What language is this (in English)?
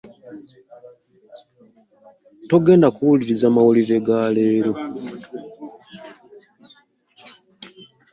Ganda